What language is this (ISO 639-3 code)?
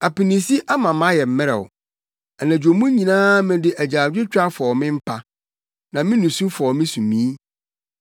aka